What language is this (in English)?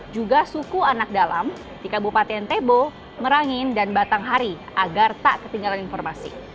Indonesian